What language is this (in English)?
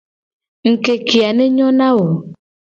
Gen